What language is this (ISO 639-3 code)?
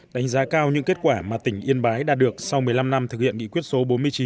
vie